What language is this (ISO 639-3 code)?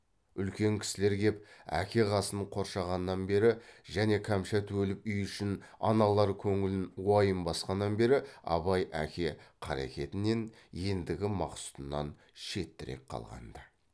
kaz